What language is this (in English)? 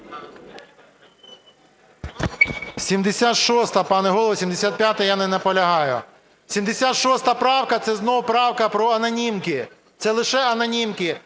Ukrainian